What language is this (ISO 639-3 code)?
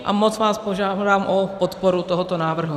ces